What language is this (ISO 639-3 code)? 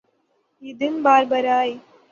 urd